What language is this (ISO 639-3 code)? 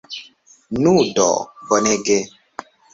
epo